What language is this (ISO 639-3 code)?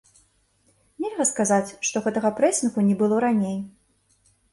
bel